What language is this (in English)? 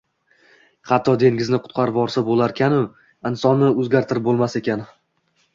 Uzbek